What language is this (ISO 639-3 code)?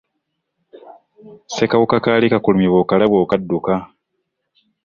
lug